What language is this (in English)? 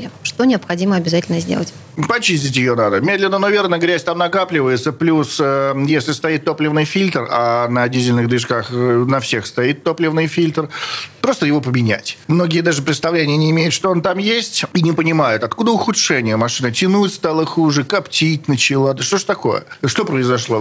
Russian